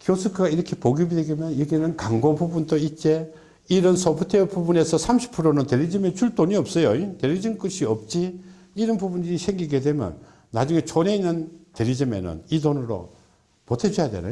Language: Korean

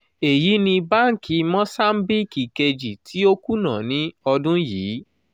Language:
Yoruba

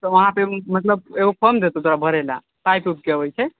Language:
Maithili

